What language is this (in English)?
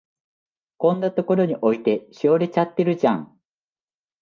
Japanese